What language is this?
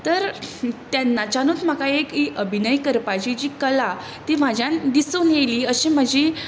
Konkani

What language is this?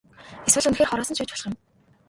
Mongolian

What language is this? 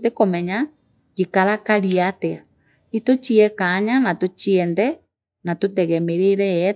Meru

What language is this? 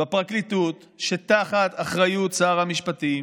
Hebrew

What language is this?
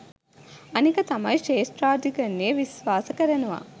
Sinhala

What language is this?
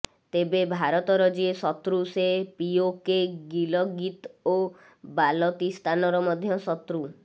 Odia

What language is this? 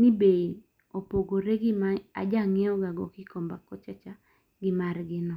Luo (Kenya and Tanzania)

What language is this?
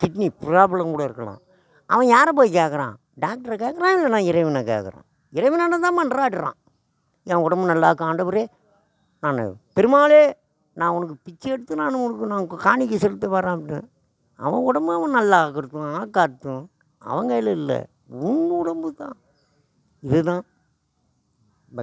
Tamil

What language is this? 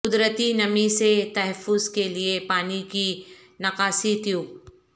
Urdu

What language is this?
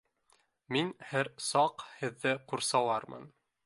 Bashkir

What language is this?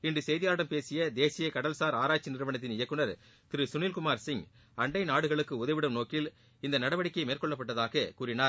Tamil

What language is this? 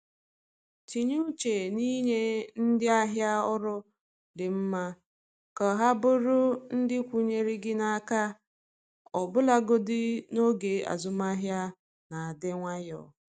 Igbo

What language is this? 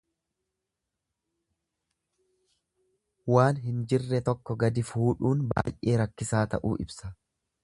Oromo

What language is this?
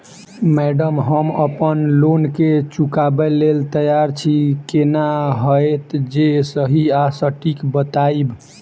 Maithili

